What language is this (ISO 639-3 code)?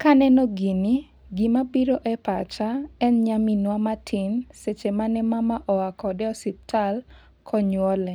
luo